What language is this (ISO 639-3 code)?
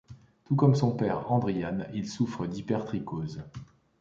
fra